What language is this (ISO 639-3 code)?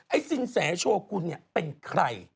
tha